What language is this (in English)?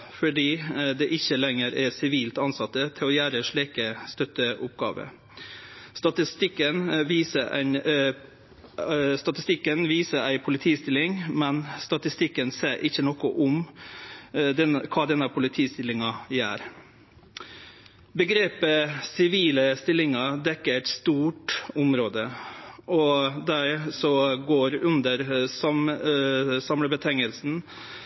Norwegian Nynorsk